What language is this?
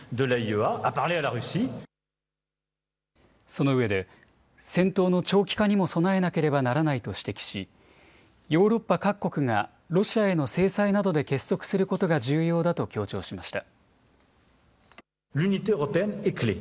Japanese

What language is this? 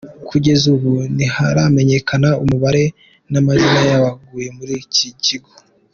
Kinyarwanda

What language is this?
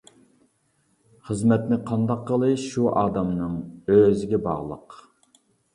Uyghur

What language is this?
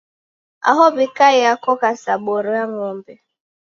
Taita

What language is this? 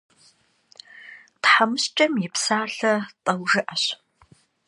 Kabardian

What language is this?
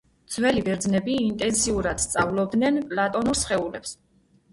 Georgian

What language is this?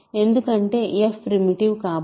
Telugu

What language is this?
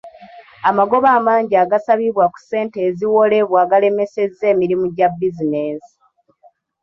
Ganda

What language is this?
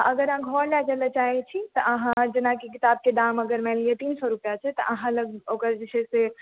Maithili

